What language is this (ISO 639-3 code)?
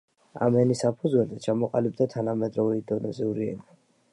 kat